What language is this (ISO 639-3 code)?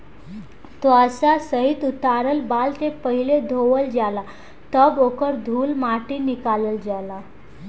bho